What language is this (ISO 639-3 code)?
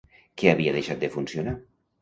cat